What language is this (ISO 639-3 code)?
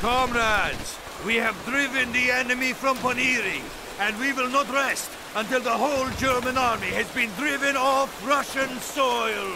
pol